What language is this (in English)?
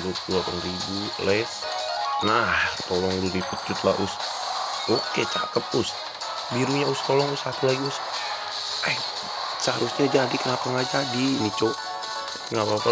Indonesian